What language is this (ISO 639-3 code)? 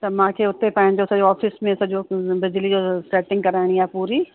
snd